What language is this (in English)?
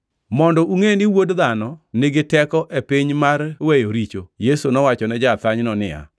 Luo (Kenya and Tanzania)